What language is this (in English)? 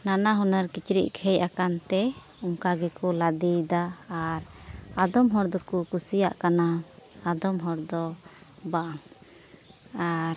Santali